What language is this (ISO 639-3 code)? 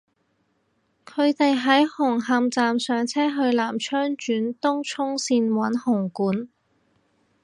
yue